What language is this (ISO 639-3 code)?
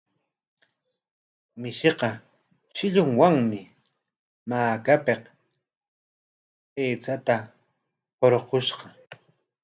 qwa